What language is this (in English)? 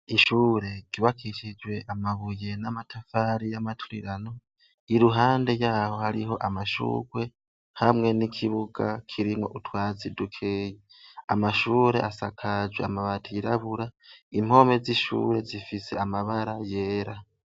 Rundi